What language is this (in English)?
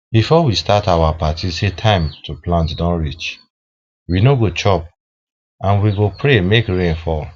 Nigerian Pidgin